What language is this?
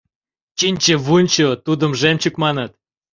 Mari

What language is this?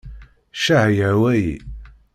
Kabyle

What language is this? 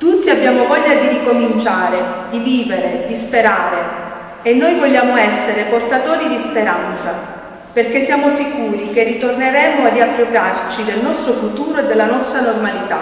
Italian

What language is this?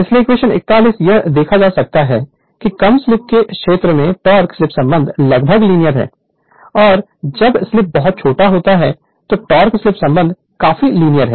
Hindi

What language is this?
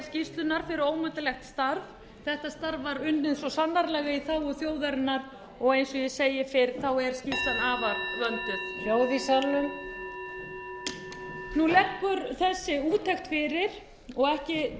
Icelandic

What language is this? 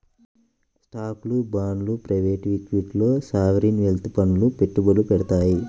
Telugu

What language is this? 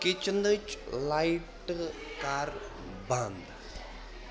Kashmiri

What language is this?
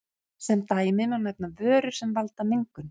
Icelandic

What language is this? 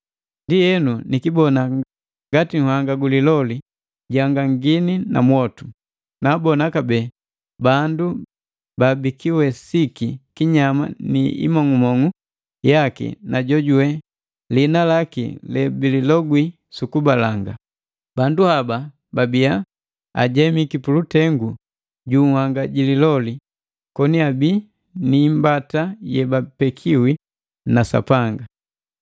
Matengo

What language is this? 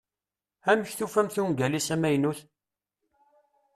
Kabyle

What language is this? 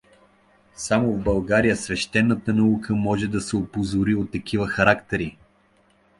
Bulgarian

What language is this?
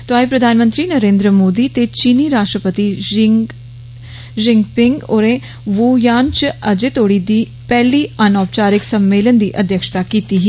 Dogri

